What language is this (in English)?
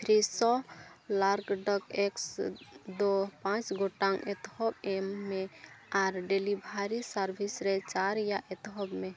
Santali